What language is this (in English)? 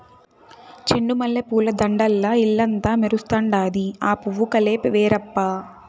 Telugu